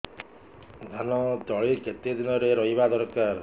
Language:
Odia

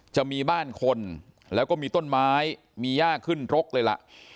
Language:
Thai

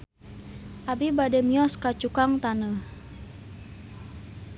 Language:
Sundanese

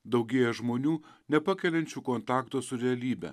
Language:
Lithuanian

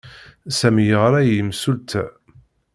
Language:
Kabyle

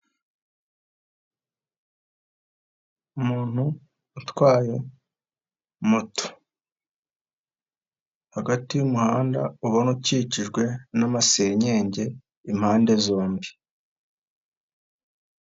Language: Kinyarwanda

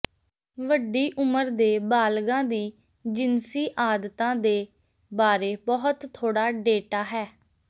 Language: Punjabi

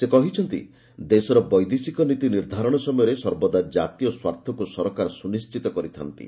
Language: Odia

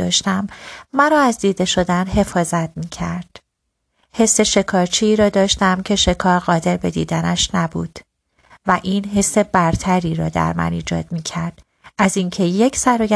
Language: Persian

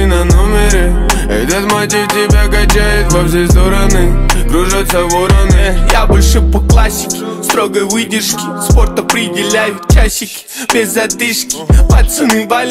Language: Romanian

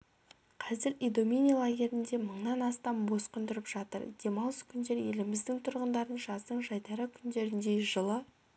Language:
Kazakh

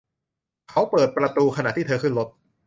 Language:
Thai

